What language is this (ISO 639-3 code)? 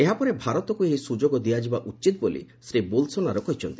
ori